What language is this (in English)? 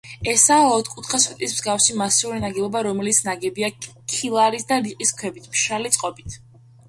Georgian